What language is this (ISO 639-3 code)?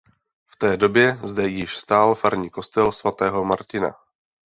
ces